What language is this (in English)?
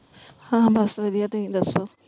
Punjabi